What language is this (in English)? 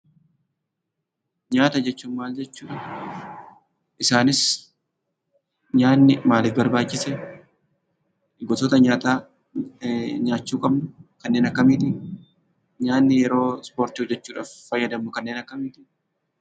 Oromo